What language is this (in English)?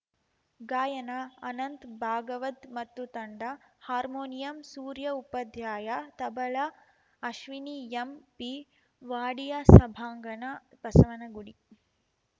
Kannada